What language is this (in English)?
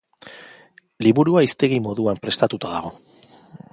Basque